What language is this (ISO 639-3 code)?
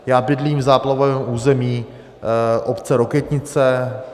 ces